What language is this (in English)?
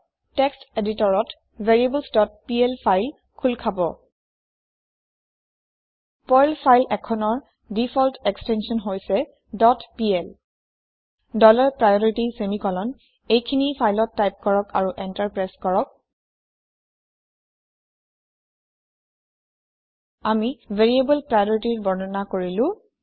Assamese